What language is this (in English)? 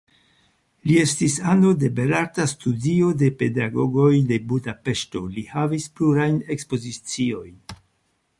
Esperanto